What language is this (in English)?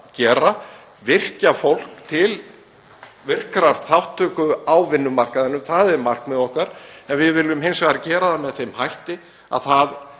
Icelandic